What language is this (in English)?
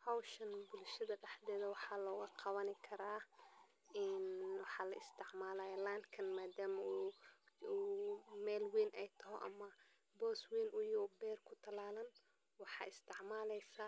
Somali